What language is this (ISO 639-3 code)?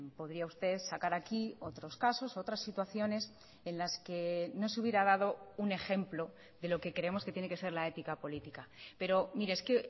spa